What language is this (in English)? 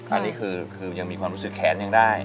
Thai